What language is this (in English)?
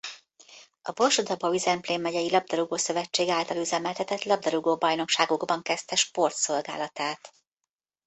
Hungarian